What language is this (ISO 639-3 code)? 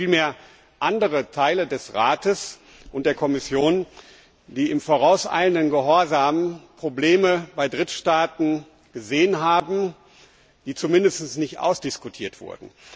deu